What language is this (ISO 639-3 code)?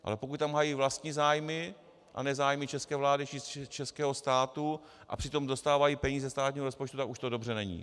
ces